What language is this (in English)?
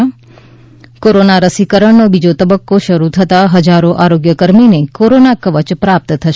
Gujarati